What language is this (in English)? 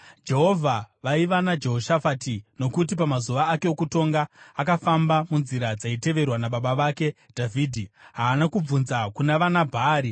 Shona